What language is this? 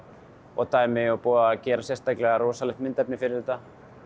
Icelandic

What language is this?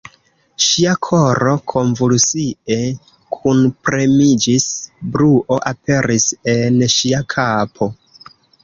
Esperanto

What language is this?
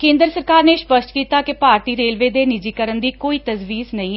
Punjabi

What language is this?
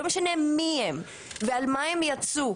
Hebrew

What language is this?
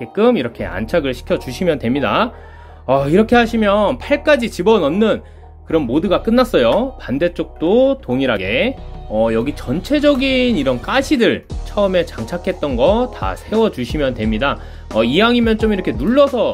Korean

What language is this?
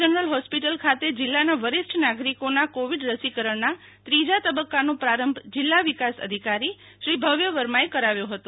Gujarati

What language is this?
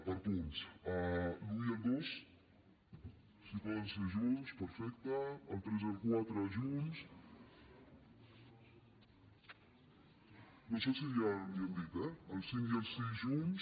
Catalan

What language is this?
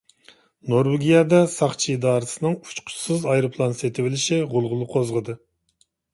Uyghur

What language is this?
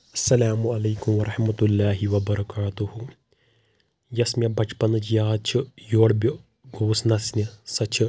Kashmiri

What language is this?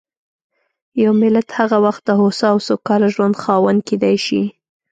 Pashto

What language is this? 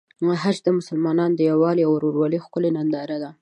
Pashto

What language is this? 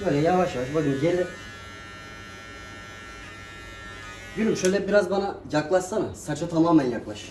Turkish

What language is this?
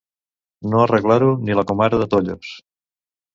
Catalan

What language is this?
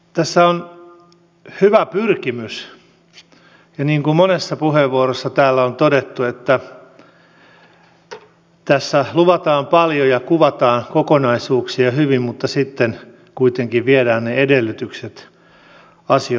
Finnish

